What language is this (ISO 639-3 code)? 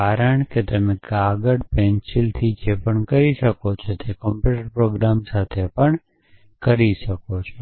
guj